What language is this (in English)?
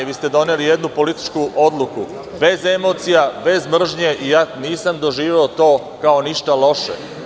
Serbian